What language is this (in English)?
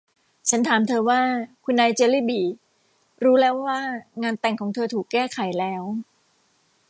Thai